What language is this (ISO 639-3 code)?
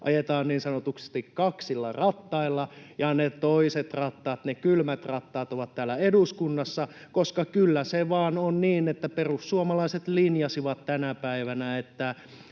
fin